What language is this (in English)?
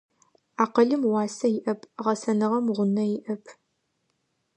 Adyghe